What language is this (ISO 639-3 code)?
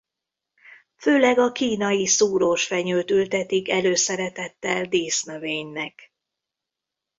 hun